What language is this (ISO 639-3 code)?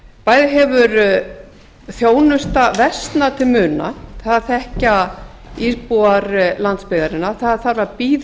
isl